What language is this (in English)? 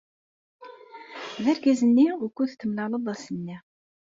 Kabyle